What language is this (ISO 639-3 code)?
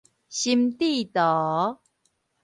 nan